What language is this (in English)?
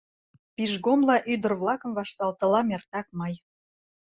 Mari